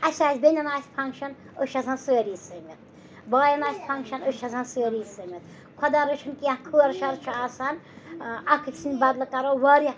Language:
Kashmiri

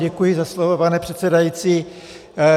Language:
Czech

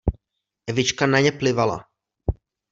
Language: Czech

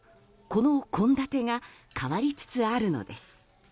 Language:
Japanese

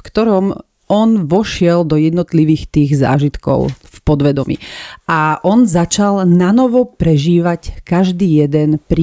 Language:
Slovak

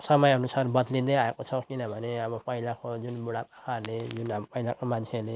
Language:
Nepali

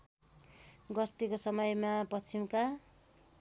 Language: Nepali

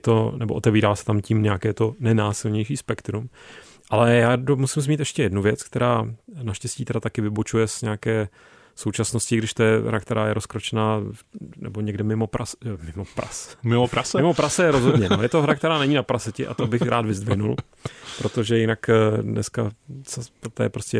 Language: Czech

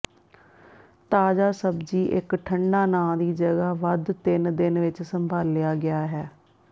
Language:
Punjabi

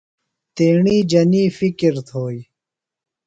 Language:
Phalura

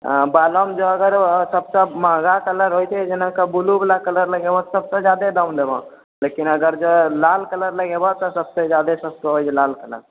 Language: Maithili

